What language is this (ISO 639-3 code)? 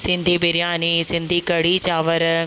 snd